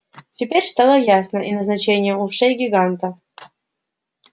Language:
Russian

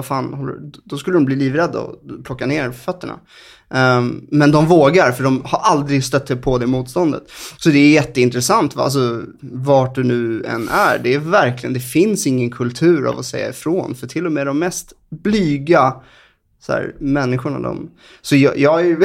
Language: Swedish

